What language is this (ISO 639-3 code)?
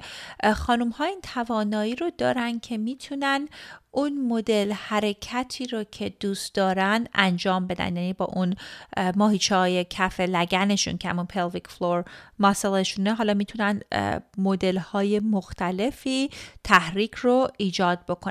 fas